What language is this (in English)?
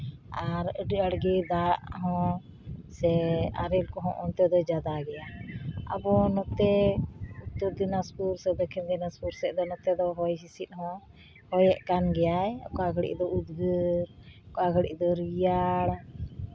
Santali